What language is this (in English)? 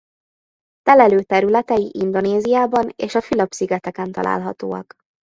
Hungarian